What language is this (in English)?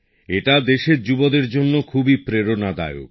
Bangla